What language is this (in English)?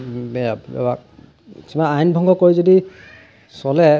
Assamese